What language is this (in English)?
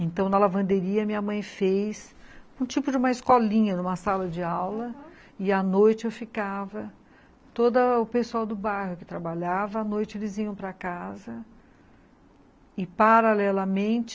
Portuguese